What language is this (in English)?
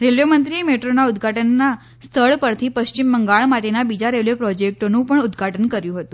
Gujarati